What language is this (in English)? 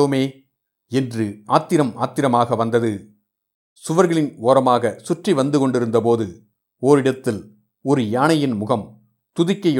Tamil